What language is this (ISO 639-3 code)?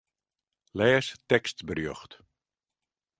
fry